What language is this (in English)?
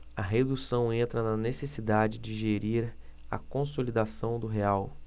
Portuguese